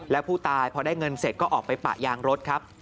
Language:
Thai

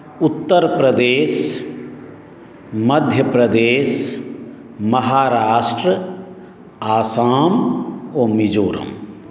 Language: Maithili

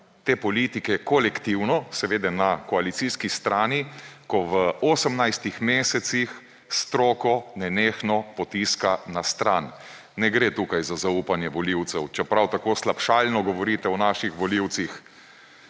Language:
Slovenian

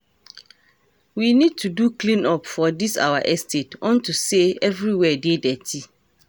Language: Nigerian Pidgin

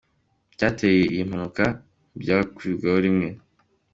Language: Kinyarwanda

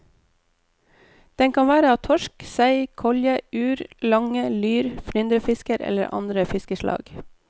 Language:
Norwegian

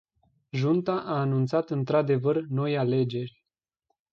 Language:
Romanian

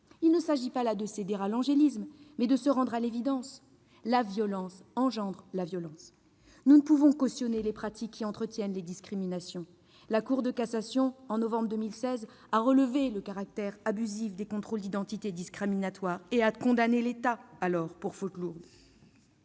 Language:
French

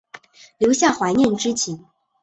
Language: Chinese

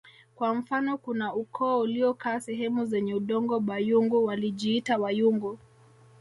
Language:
Swahili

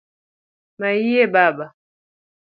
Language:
Luo (Kenya and Tanzania)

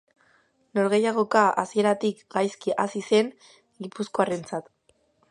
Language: Basque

